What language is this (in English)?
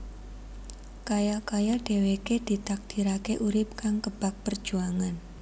Javanese